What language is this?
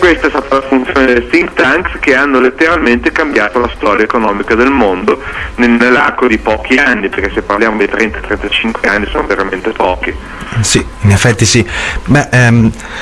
Italian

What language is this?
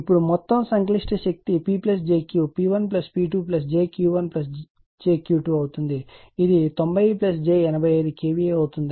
Telugu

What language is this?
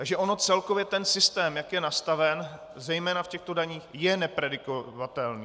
Czech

